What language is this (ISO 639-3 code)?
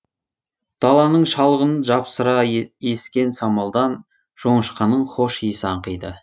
kaz